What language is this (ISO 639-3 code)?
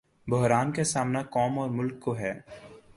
urd